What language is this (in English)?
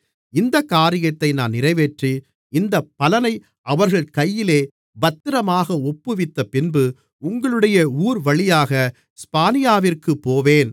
Tamil